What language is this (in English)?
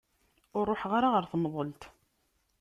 Kabyle